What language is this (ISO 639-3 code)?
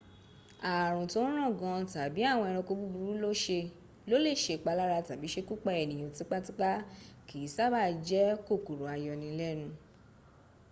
yor